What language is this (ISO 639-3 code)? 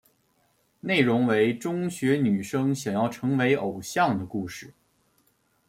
zho